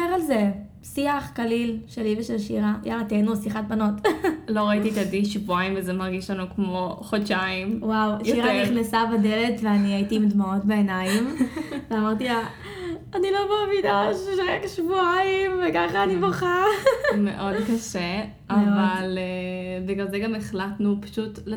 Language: Hebrew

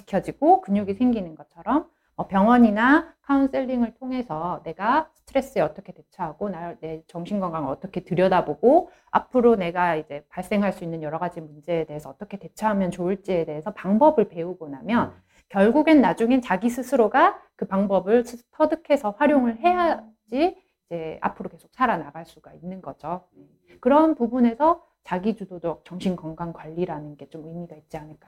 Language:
Korean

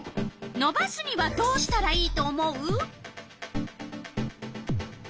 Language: Japanese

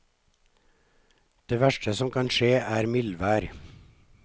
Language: Norwegian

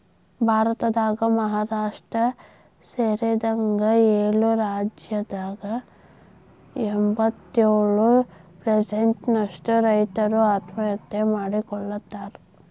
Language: Kannada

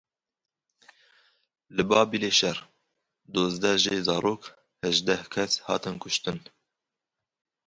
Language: Kurdish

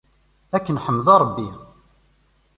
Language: Kabyle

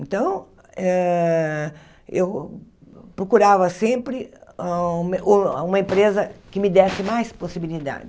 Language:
Portuguese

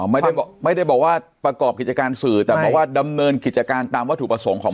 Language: Thai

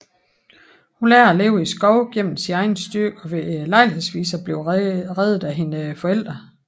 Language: Danish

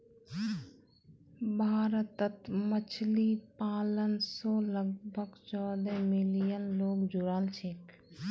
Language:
Magahi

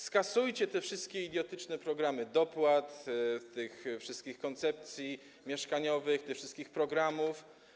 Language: Polish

